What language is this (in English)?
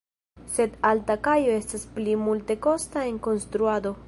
Esperanto